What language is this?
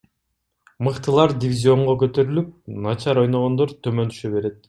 Kyrgyz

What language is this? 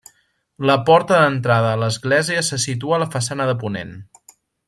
Catalan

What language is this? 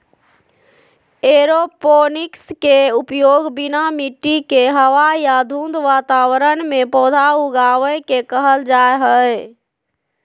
Magahi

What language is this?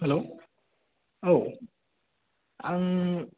Bodo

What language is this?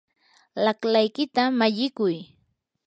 Yanahuanca Pasco Quechua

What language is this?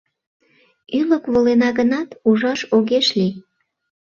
Mari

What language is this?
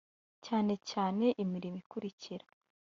Kinyarwanda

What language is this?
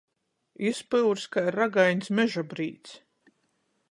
Latgalian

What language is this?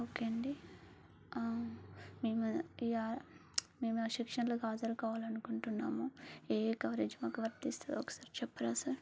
Telugu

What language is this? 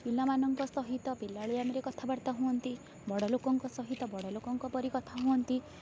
Odia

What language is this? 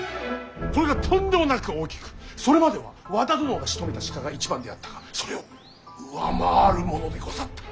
Japanese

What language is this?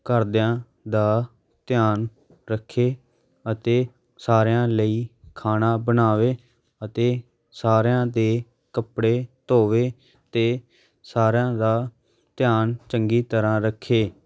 Punjabi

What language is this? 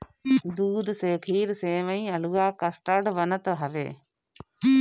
Bhojpuri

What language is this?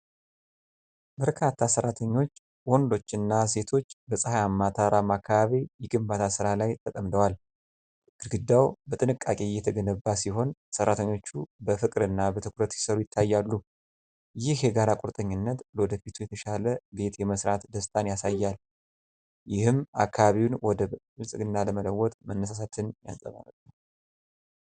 Amharic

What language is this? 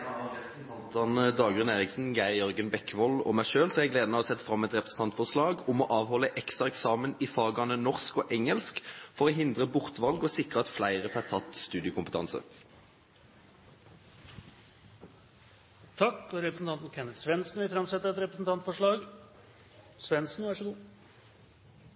Norwegian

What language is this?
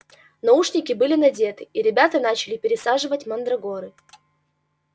Russian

